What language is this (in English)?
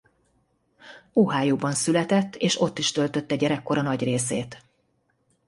Hungarian